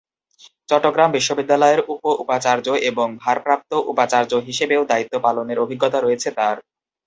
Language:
Bangla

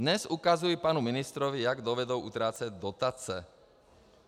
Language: Czech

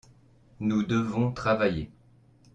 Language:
French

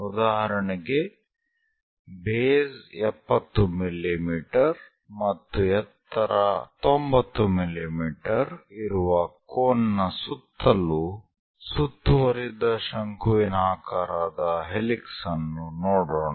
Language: Kannada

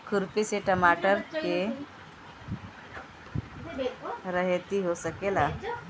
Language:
Bhojpuri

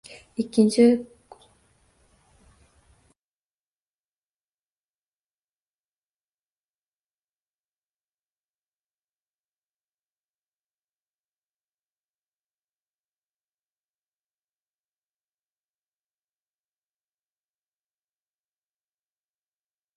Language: Uzbek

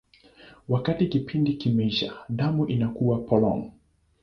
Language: Swahili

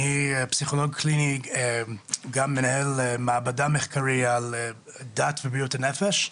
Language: Hebrew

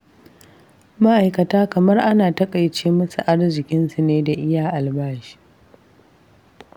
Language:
Hausa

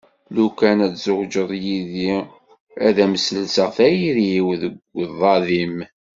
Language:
Kabyle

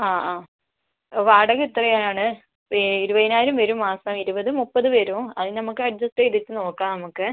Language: Malayalam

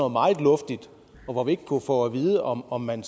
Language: Danish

